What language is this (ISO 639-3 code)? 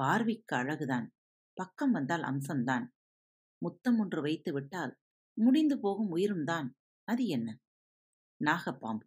tam